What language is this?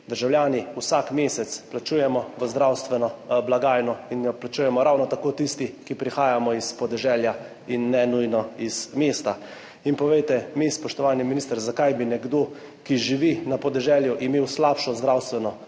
Slovenian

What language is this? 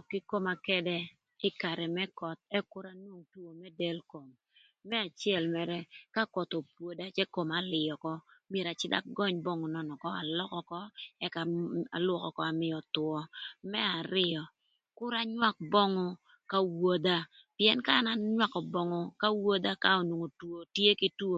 Thur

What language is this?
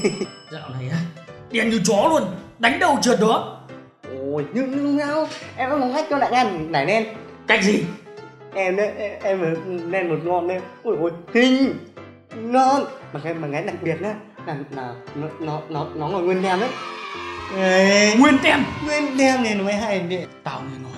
Vietnamese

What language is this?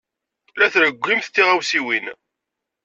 Kabyle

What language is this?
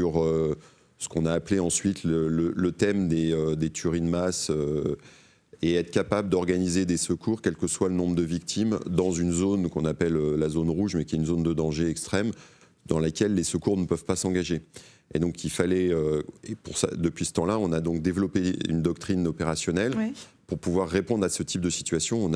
French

